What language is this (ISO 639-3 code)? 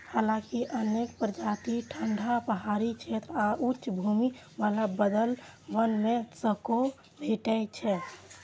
mai